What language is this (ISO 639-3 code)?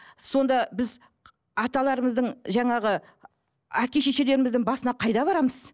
kaz